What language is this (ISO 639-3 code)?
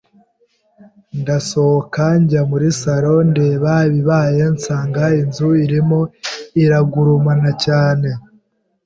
kin